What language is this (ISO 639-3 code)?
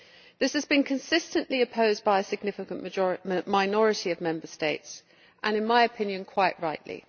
eng